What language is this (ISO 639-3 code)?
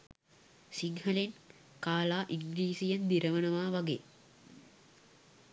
sin